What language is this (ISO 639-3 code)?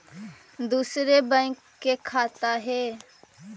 mag